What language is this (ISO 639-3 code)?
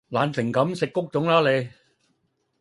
yue